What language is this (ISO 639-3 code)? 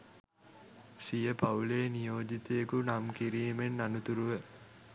sin